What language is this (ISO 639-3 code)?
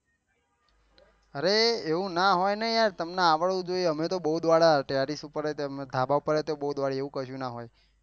guj